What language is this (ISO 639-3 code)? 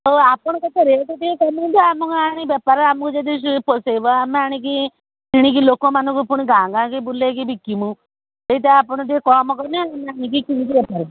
ori